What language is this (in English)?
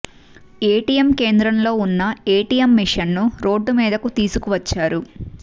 Telugu